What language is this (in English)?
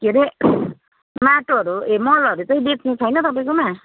Nepali